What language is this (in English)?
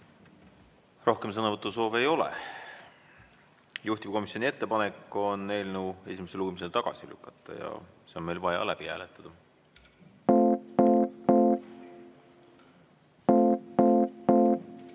Estonian